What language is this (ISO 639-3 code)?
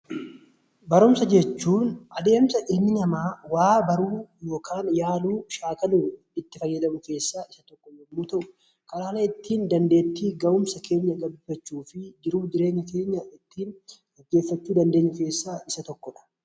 orm